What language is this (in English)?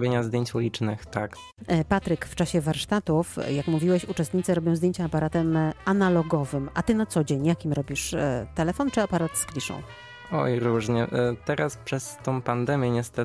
Polish